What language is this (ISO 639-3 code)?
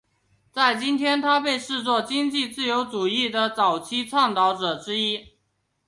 zho